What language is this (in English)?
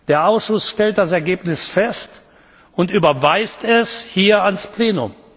German